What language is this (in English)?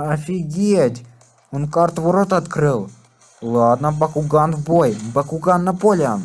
Russian